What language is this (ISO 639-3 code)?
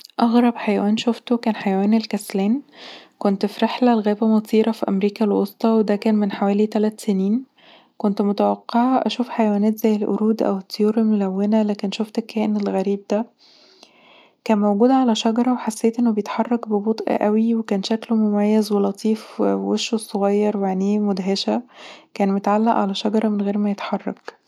arz